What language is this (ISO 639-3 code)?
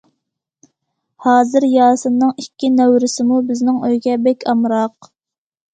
uig